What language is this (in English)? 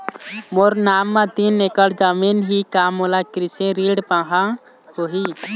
Chhattisgarhi